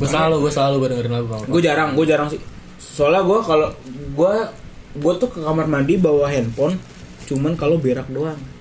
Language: Indonesian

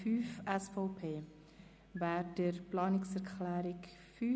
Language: Swiss German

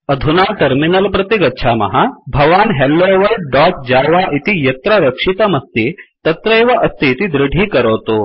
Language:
Sanskrit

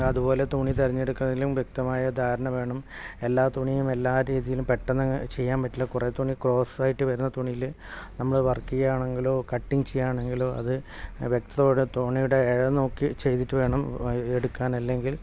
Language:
Malayalam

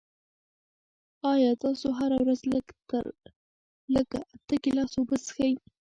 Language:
Pashto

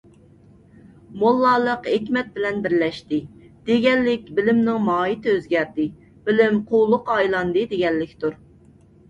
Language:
Uyghur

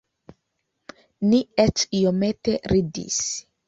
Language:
Esperanto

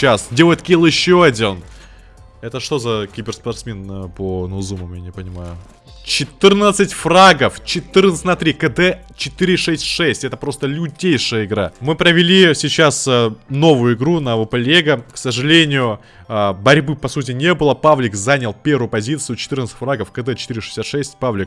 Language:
Russian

